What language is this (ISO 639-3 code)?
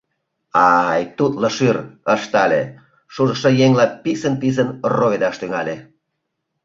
chm